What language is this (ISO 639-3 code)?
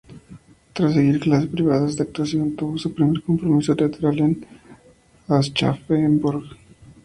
spa